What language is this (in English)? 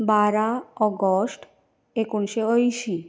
Konkani